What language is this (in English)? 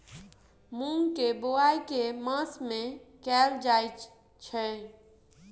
Maithili